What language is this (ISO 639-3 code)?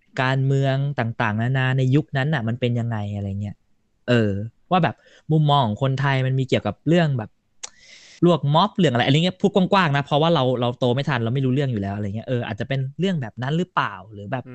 tha